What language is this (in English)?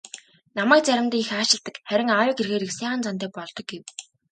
Mongolian